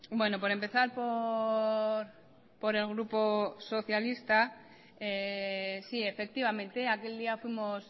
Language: Spanish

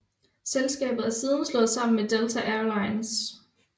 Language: Danish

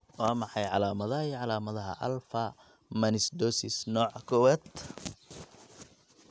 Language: Somali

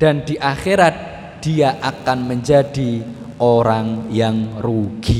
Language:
Indonesian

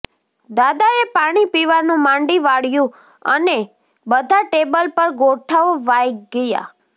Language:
Gujarati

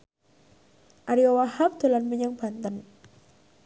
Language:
Javanese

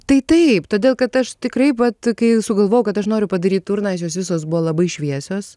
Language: Lithuanian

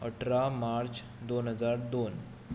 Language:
Konkani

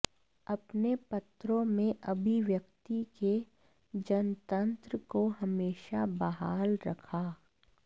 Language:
Hindi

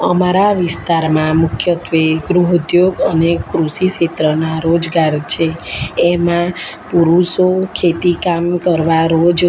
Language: Gujarati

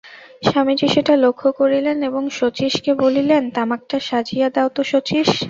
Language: Bangla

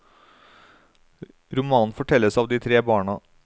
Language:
Norwegian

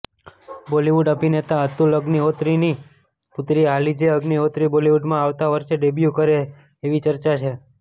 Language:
Gujarati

